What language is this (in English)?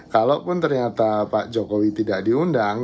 Indonesian